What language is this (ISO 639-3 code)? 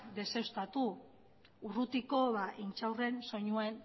eus